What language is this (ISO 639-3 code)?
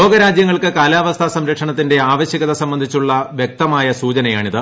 mal